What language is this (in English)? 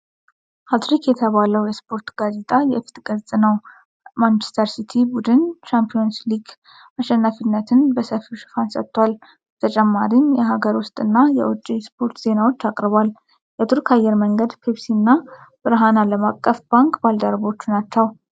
Amharic